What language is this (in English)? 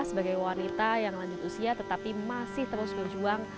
Indonesian